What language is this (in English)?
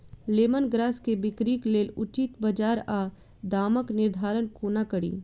Maithili